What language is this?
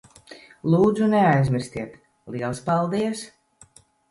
Latvian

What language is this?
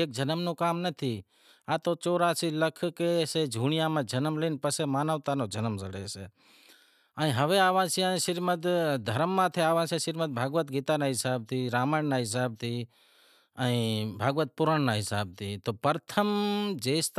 Wadiyara Koli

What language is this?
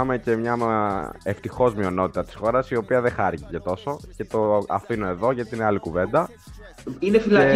Greek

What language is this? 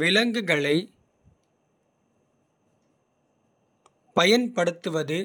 Kota (India)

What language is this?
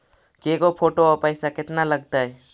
Magahi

